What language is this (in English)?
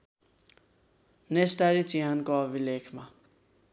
Nepali